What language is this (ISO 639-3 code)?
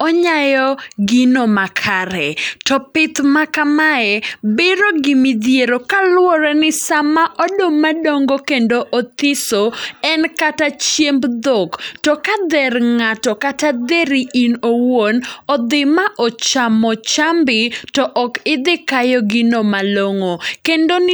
luo